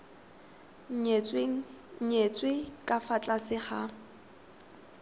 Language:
Tswana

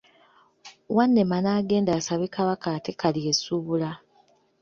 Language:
Ganda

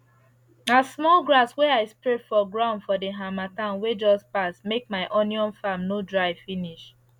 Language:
Nigerian Pidgin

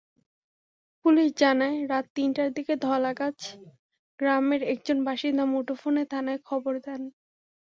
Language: Bangla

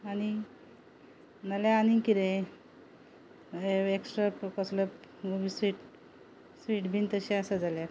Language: Konkani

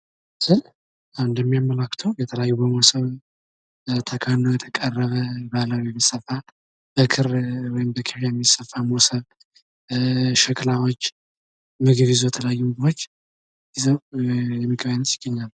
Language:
Amharic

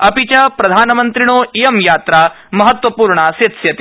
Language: Sanskrit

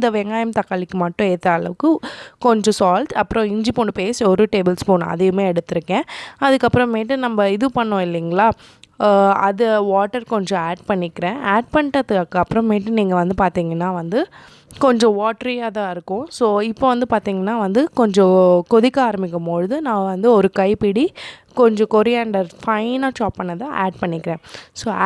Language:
English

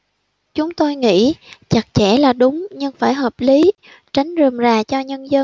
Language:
Vietnamese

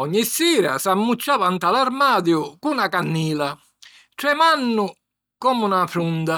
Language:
Sicilian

